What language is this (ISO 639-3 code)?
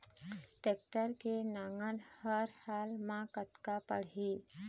hne